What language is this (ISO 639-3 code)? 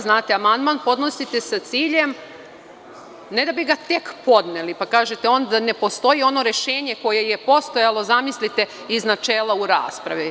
srp